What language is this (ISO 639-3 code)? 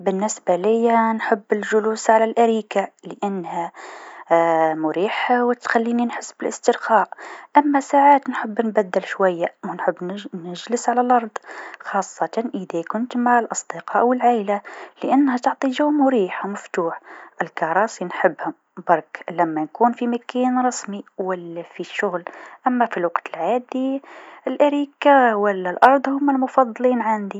aeb